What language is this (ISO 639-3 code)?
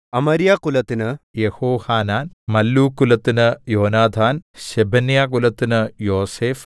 mal